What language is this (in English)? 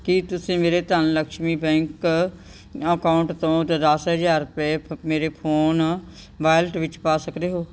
Punjabi